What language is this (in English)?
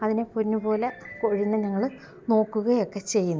Malayalam